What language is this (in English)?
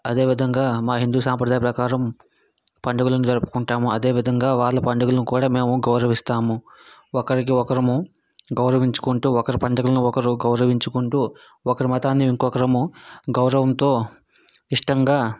Telugu